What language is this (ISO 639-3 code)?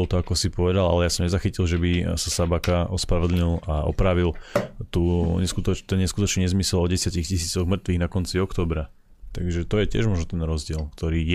slk